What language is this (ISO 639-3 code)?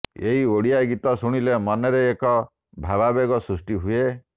ori